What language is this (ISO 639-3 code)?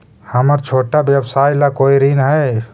mag